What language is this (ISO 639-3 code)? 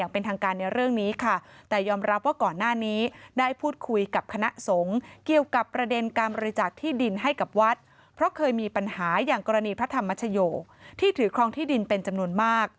tha